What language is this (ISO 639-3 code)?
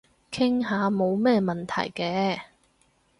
yue